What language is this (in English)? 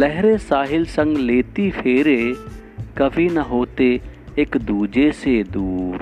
Hindi